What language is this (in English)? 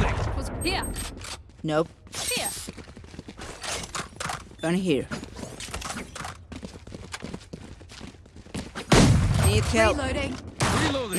English